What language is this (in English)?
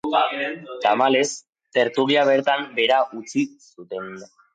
Basque